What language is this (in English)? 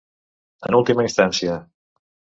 Catalan